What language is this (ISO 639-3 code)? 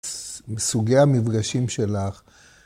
heb